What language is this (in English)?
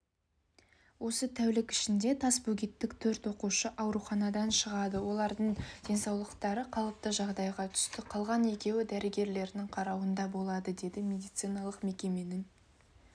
Kazakh